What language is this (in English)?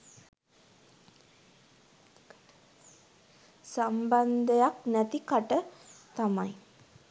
Sinhala